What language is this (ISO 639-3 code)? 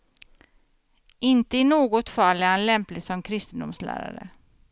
swe